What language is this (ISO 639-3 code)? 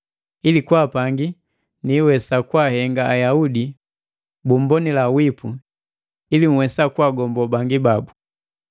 mgv